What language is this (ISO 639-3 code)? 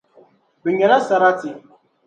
dag